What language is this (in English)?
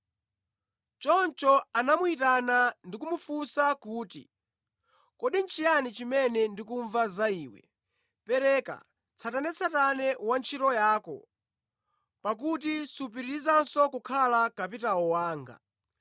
Nyanja